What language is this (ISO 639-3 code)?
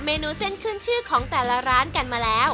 tha